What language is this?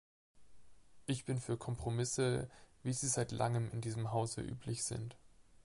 German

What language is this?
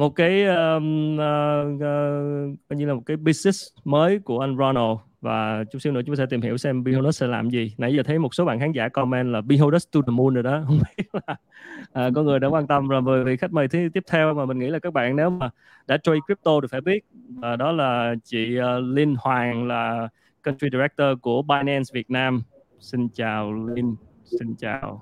Vietnamese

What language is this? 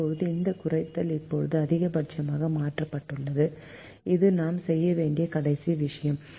Tamil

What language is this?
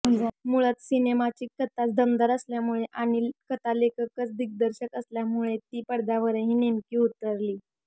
Marathi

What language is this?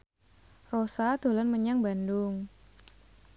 Javanese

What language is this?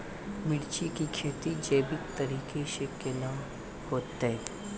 Maithili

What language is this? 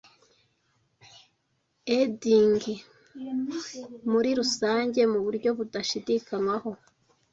Kinyarwanda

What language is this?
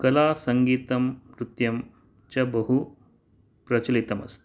Sanskrit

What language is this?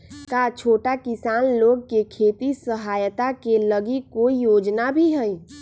Magahi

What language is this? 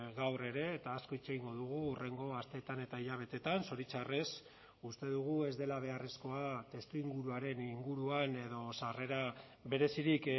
Basque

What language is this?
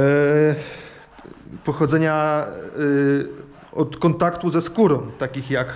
Polish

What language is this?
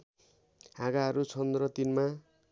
Nepali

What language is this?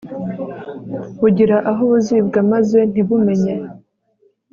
Kinyarwanda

